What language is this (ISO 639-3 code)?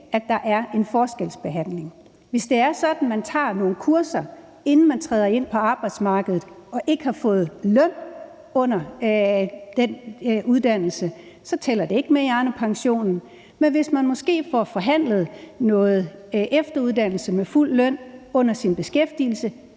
dan